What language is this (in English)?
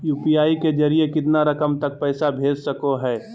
Magahi